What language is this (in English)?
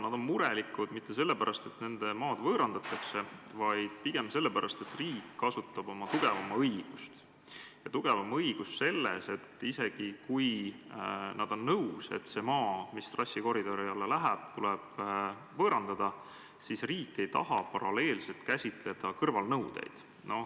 Estonian